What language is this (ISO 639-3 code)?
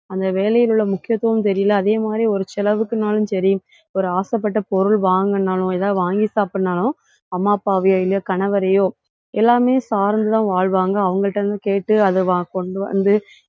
tam